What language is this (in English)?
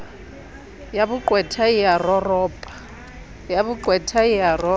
Southern Sotho